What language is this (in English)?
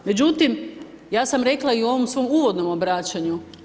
Croatian